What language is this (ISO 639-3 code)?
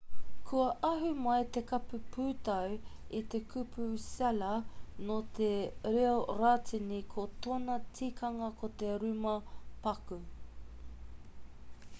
mri